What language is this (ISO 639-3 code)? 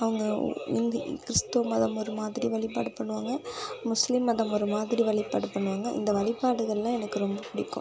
tam